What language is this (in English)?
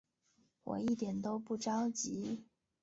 Chinese